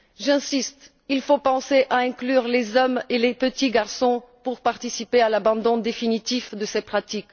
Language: French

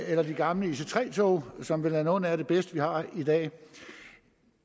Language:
Danish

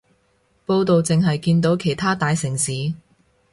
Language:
Cantonese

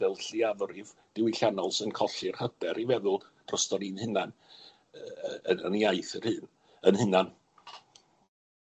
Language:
Welsh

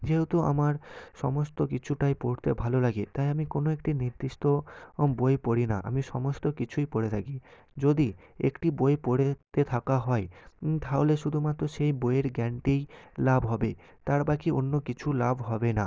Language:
Bangla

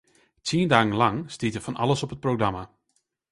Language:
Western Frisian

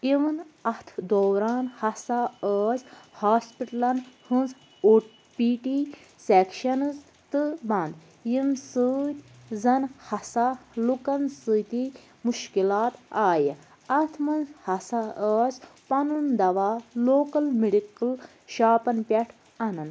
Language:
Kashmiri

